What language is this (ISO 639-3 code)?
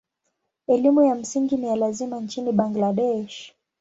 swa